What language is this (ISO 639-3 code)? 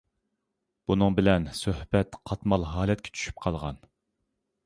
uig